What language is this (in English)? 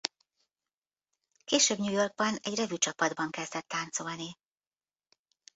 Hungarian